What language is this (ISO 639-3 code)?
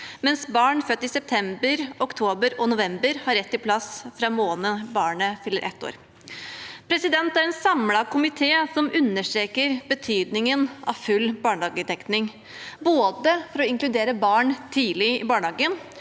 nor